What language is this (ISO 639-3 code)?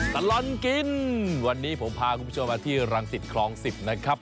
tha